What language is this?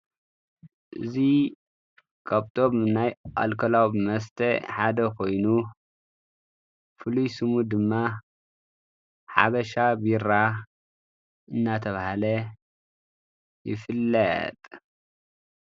Tigrinya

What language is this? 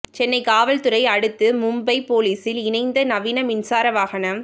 Tamil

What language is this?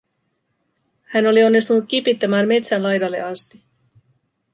Finnish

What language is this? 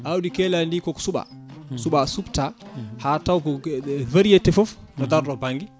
Fula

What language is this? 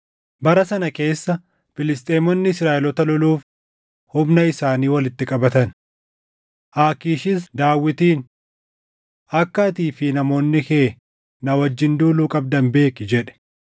Oromo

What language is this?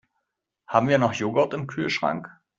German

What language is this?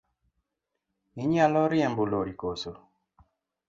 Luo (Kenya and Tanzania)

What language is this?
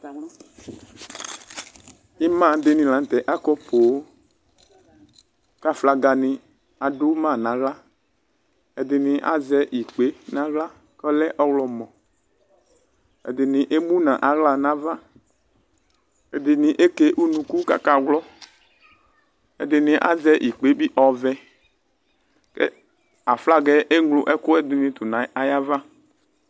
Ikposo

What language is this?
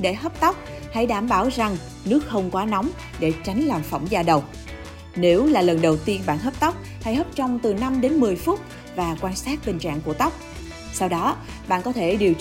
Vietnamese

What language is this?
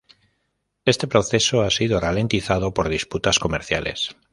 Spanish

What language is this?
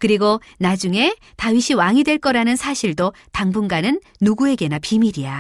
Korean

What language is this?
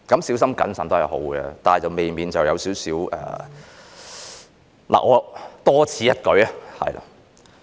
Cantonese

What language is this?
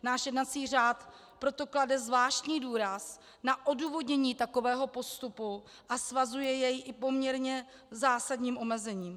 Czech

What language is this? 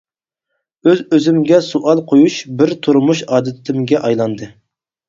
Uyghur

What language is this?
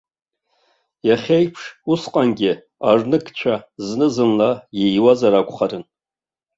Abkhazian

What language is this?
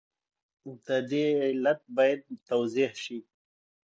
Pashto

